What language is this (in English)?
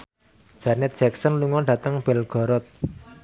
Javanese